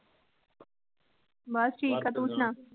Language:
Punjabi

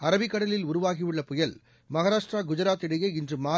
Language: Tamil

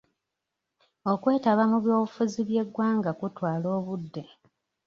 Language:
Ganda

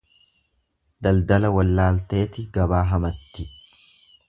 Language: Oromo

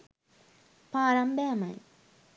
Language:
Sinhala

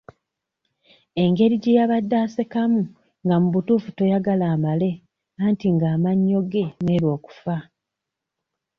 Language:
Ganda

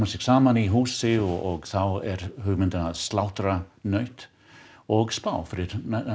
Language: Icelandic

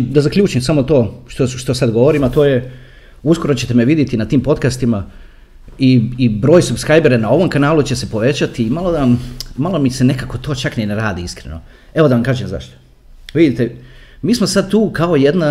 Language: Croatian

